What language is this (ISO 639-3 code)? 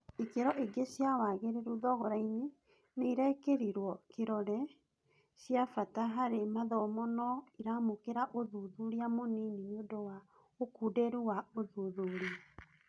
kik